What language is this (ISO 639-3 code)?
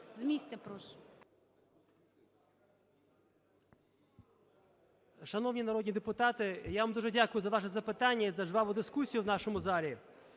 ukr